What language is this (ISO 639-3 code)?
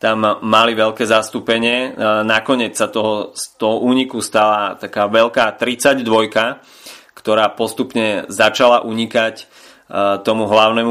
slk